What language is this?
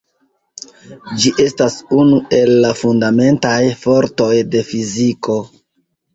Esperanto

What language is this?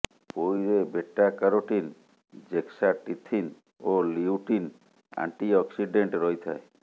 Odia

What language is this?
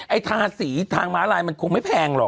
Thai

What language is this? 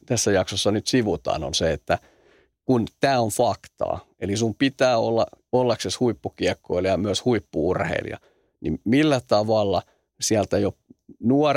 Finnish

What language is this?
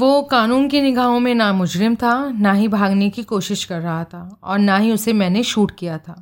Hindi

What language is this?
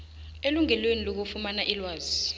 South Ndebele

